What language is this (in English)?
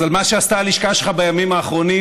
Hebrew